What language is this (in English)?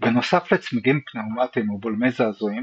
Hebrew